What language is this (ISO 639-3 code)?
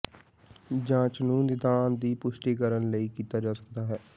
pan